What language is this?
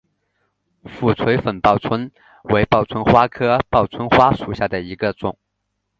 Chinese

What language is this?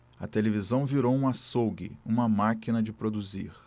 Portuguese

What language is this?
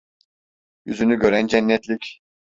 Turkish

